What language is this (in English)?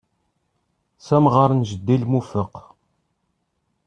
Kabyle